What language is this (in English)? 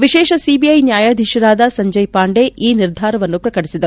Kannada